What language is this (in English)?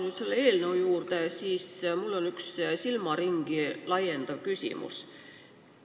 Estonian